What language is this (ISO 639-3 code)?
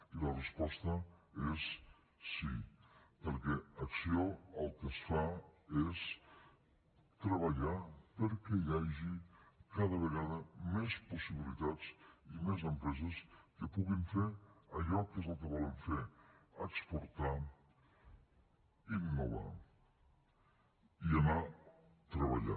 cat